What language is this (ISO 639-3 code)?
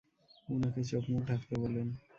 ben